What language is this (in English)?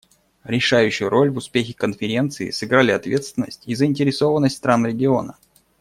Russian